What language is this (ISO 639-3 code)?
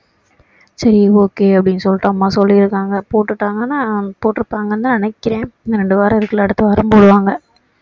tam